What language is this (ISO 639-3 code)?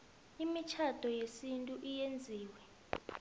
nbl